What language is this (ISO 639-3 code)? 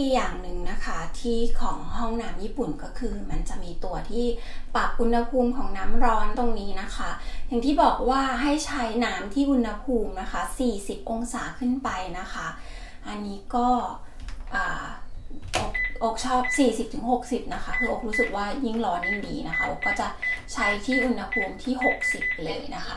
tha